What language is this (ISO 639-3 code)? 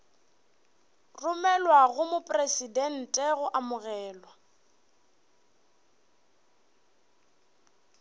nso